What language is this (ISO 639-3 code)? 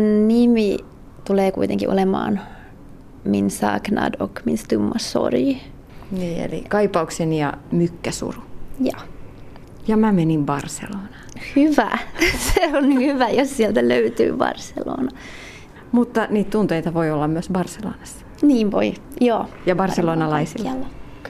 fin